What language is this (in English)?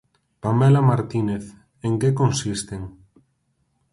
Galician